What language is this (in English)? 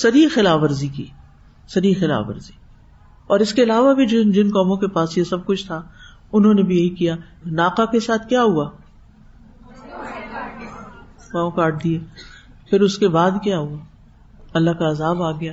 Urdu